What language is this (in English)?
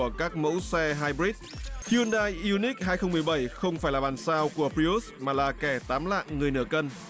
Vietnamese